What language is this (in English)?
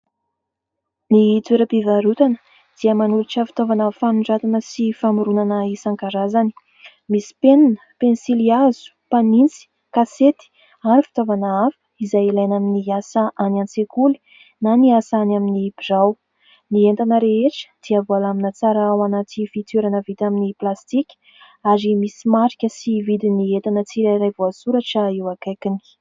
Malagasy